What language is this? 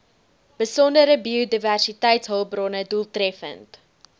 Afrikaans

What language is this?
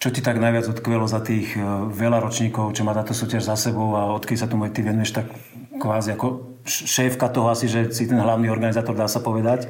Slovak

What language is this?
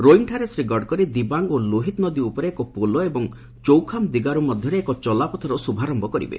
Odia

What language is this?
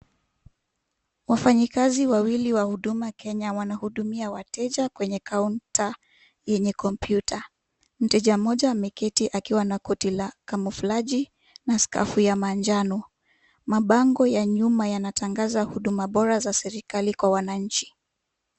Swahili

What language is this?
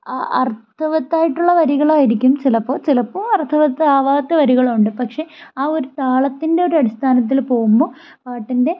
Malayalam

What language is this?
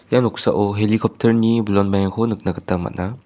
Garo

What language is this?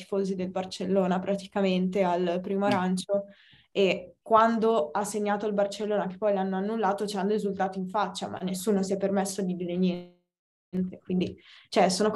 Italian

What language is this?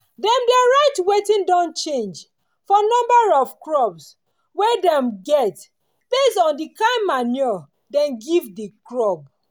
Nigerian Pidgin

